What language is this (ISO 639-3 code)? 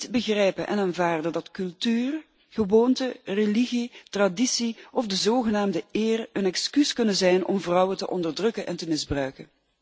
nld